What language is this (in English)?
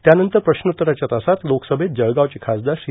Marathi